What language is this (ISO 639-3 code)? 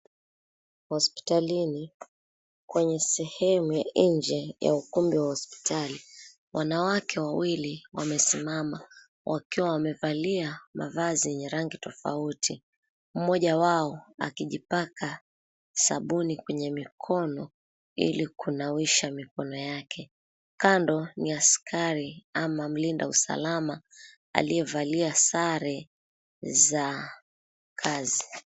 swa